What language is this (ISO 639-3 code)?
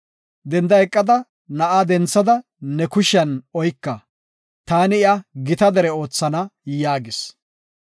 gof